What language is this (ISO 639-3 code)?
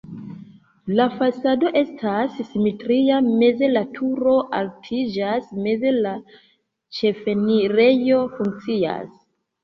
epo